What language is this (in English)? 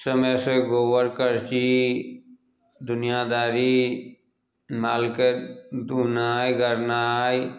Maithili